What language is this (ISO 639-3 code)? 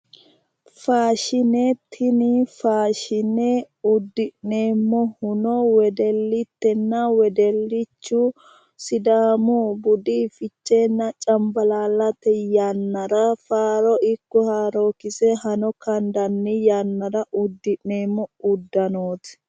sid